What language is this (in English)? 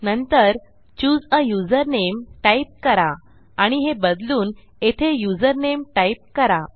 Marathi